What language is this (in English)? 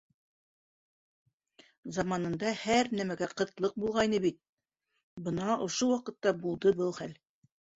Bashkir